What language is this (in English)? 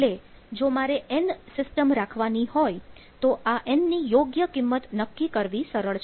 Gujarati